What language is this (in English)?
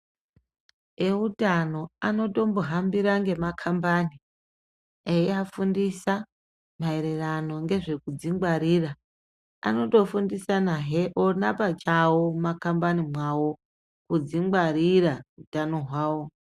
Ndau